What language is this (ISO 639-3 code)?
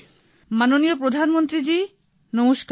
ben